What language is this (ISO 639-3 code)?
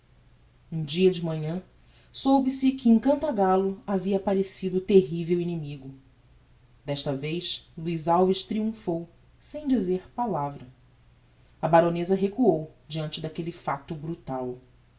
por